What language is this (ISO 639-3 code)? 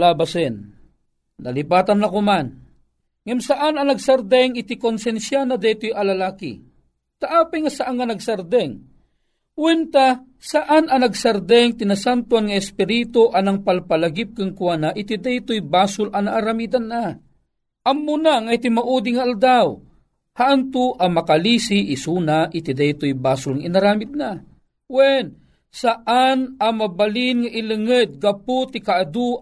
fil